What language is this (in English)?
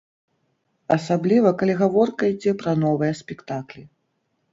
Belarusian